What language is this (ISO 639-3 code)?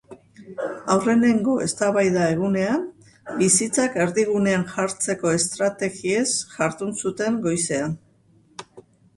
eus